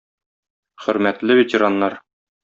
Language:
Tatar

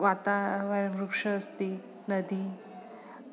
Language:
Sanskrit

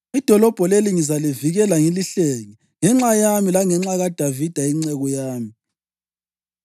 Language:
North Ndebele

